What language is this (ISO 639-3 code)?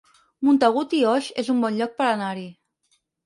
cat